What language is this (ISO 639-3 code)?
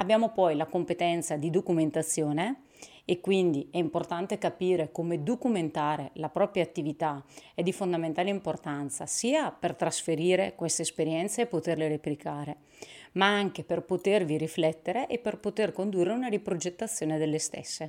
ita